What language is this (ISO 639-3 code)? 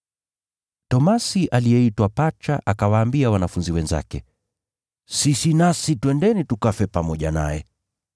swa